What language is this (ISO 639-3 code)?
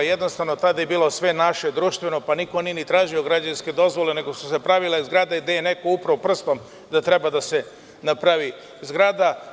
srp